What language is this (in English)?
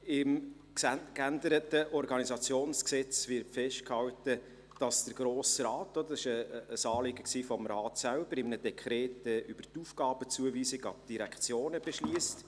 Swiss German